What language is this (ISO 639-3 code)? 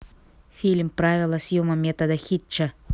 rus